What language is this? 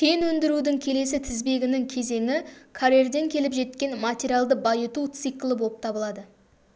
Kazakh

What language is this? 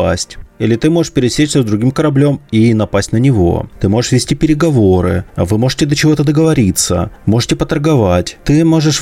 Russian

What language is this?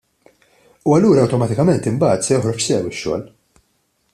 Maltese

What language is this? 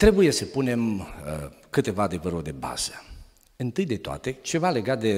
Romanian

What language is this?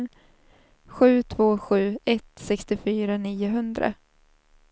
Swedish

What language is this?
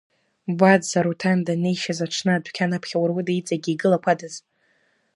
Abkhazian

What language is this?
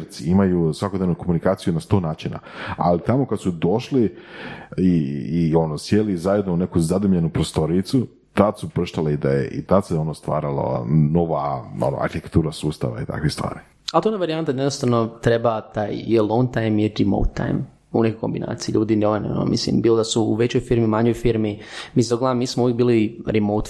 Croatian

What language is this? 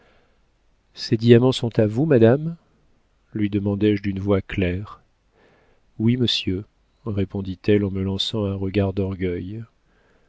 French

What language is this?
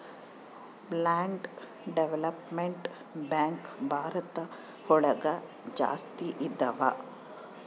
Kannada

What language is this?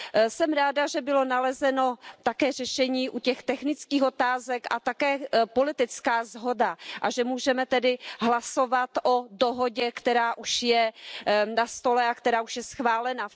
Czech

